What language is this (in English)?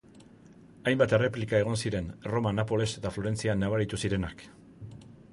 Basque